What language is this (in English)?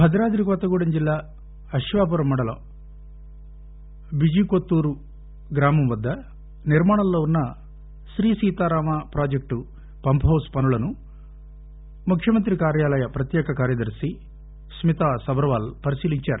Telugu